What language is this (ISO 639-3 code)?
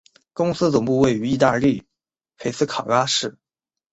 zho